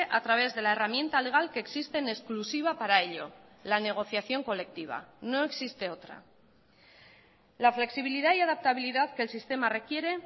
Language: Spanish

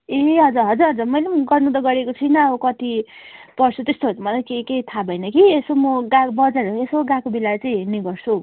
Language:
Nepali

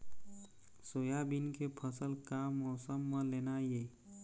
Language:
Chhattisgarhi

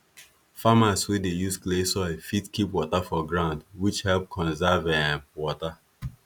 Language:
Nigerian Pidgin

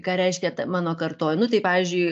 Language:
Lithuanian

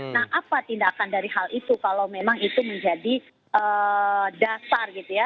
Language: Indonesian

